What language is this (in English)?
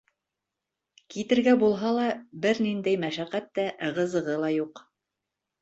Bashkir